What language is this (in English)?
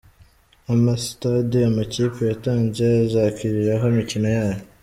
Kinyarwanda